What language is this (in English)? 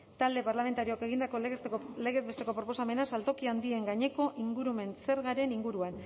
Basque